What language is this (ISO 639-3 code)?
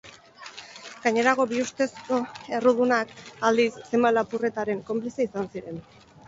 eus